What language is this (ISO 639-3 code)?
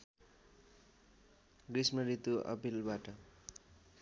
nep